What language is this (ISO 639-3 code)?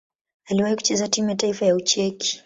swa